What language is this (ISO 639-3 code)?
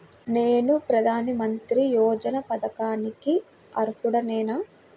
tel